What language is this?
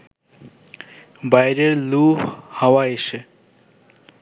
Bangla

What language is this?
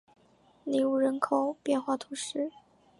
Chinese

